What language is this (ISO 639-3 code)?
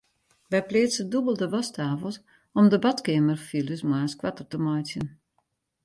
fry